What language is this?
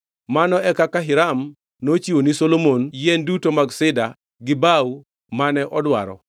Luo (Kenya and Tanzania)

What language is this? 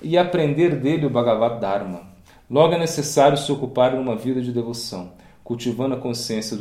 Portuguese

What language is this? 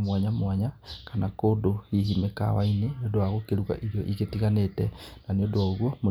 Kikuyu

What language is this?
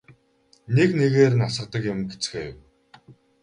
Mongolian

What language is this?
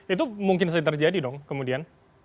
Indonesian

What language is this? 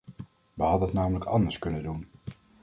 Dutch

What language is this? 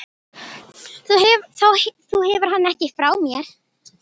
Icelandic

